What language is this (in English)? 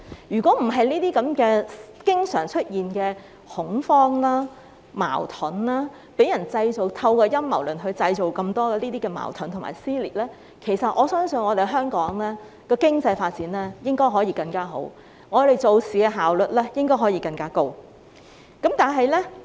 Cantonese